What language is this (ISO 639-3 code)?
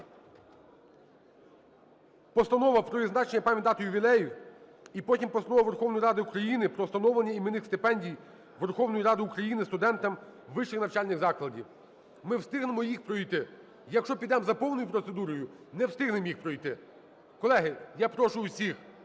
ukr